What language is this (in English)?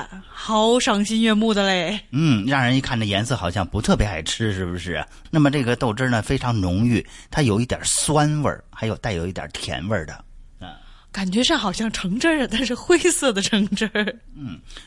Chinese